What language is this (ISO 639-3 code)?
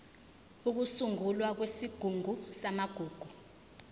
zul